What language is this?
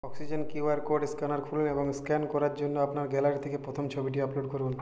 Bangla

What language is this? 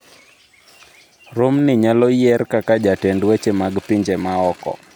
Luo (Kenya and Tanzania)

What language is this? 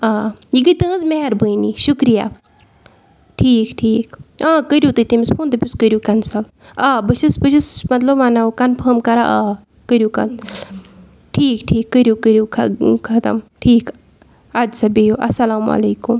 Kashmiri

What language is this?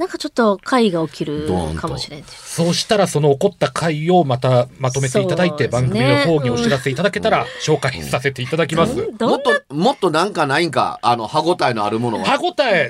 Japanese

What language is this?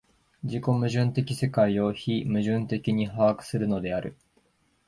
Japanese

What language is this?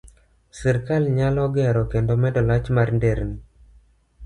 Luo (Kenya and Tanzania)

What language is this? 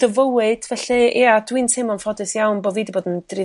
Welsh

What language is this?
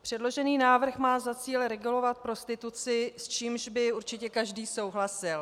Czech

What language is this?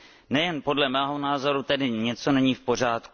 Czech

